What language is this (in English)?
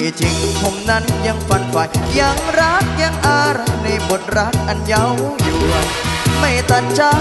Thai